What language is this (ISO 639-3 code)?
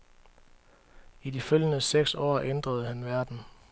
dan